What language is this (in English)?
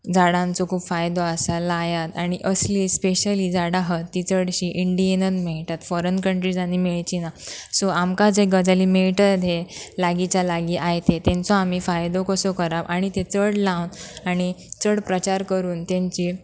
Konkani